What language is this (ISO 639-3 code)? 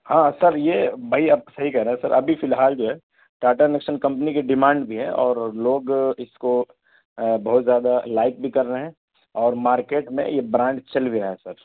urd